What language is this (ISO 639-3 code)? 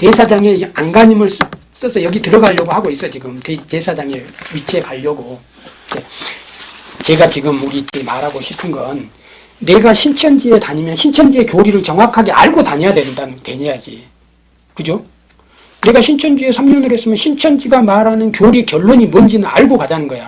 kor